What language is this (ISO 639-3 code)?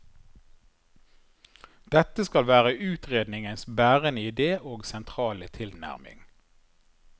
nor